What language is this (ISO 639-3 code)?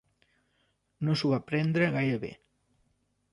cat